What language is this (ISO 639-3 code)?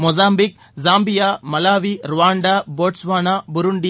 tam